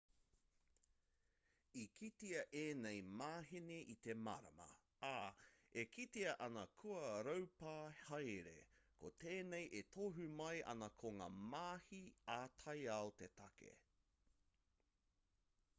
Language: Māori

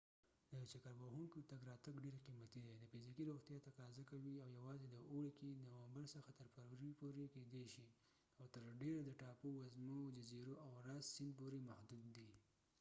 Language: Pashto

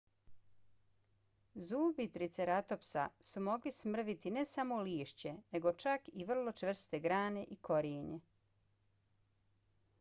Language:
Bosnian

